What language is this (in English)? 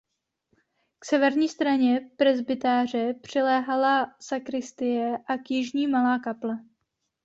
Czech